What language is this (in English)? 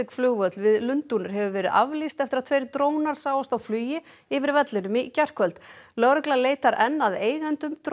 Icelandic